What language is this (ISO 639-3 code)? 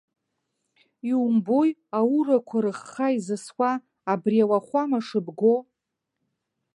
abk